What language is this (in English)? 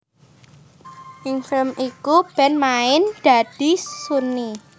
Javanese